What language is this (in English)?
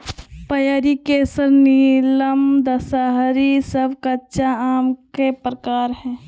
Magahi